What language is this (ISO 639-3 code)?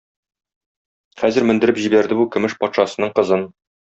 tat